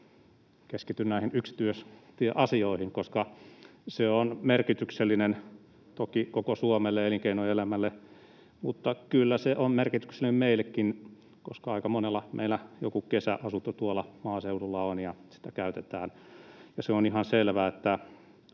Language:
Finnish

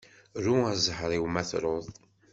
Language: Kabyle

